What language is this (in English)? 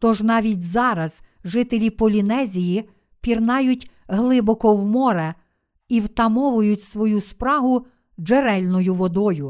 Ukrainian